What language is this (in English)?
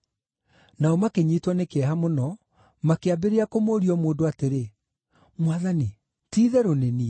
Kikuyu